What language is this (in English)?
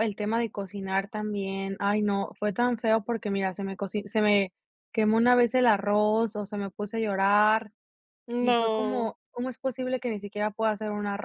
Spanish